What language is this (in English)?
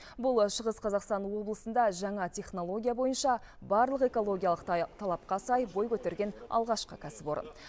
Kazakh